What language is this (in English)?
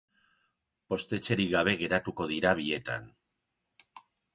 Basque